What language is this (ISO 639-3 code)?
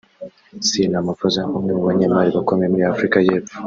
kin